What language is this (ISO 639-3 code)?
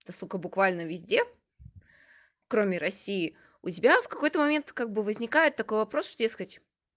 rus